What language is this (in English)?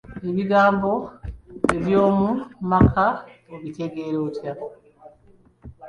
Ganda